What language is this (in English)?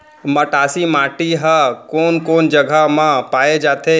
Chhattisgarhi